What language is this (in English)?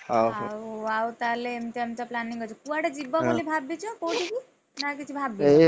Odia